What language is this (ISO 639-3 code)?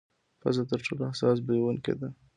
pus